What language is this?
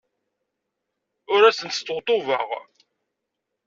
Kabyle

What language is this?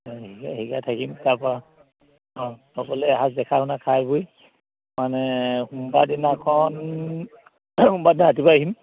Assamese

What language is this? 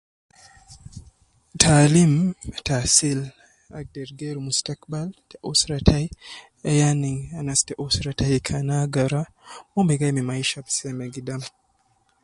Nubi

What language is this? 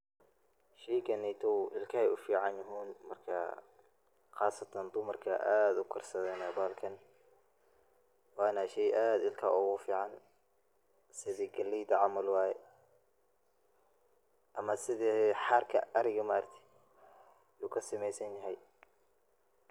Somali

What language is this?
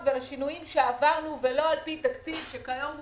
Hebrew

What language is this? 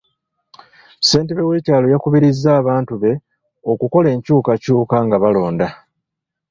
Ganda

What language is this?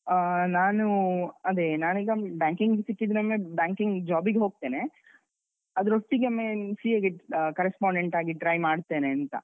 Kannada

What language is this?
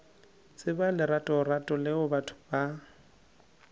Northern Sotho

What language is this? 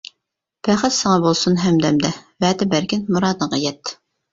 Uyghur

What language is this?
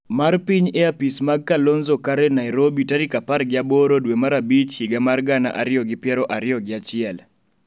Luo (Kenya and Tanzania)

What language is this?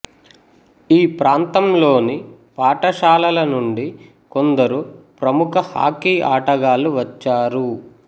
Telugu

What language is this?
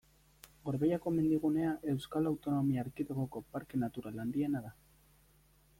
Basque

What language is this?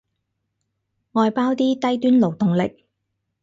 Cantonese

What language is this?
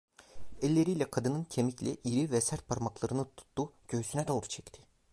Turkish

